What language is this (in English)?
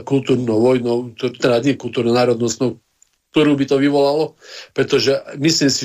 Slovak